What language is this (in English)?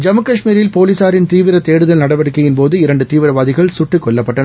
Tamil